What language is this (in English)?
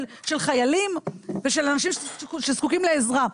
Hebrew